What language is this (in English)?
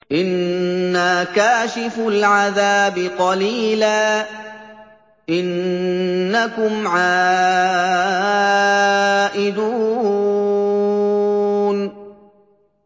Arabic